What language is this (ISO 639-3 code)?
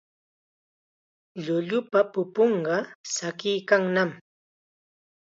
qxa